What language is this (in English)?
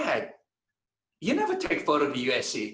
Indonesian